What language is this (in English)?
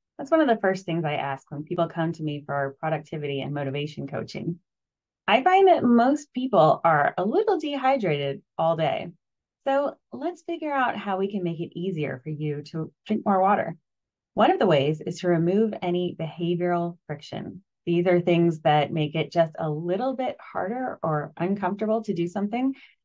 English